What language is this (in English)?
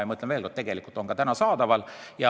Estonian